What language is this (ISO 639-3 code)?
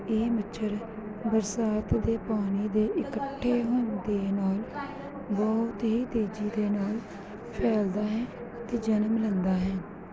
pan